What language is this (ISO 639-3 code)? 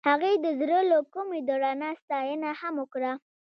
pus